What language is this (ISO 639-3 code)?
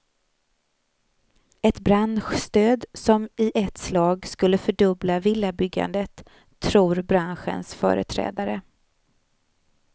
swe